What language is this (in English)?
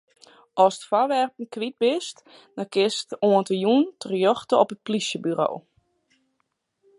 Western Frisian